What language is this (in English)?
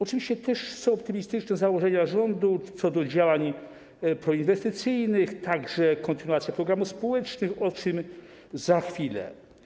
Polish